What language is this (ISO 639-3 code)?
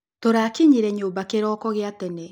kik